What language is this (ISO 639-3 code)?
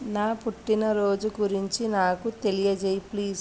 tel